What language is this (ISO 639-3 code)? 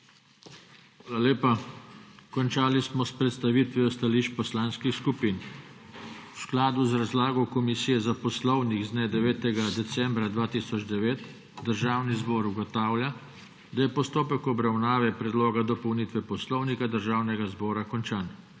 slv